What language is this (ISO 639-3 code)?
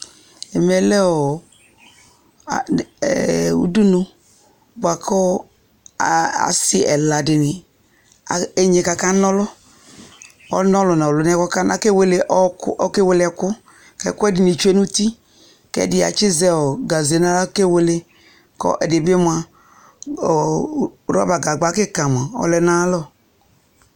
kpo